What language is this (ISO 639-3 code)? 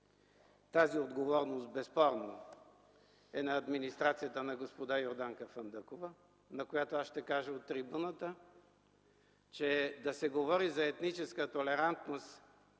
bul